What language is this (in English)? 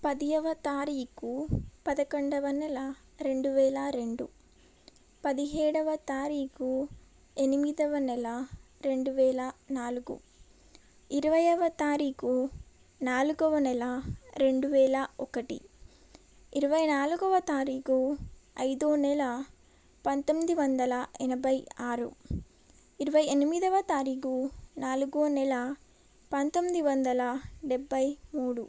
Telugu